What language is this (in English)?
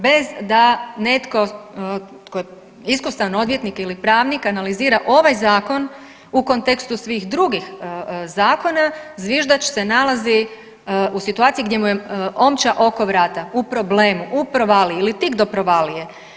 Croatian